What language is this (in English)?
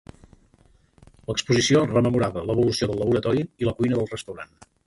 Catalan